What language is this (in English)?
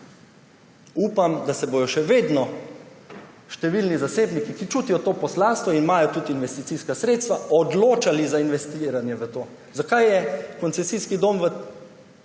Slovenian